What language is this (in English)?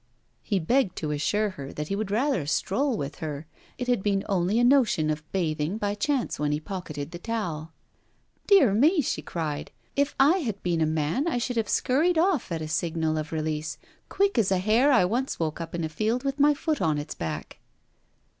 English